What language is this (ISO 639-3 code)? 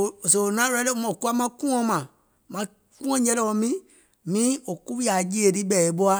gol